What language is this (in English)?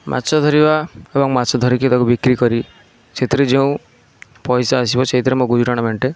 Odia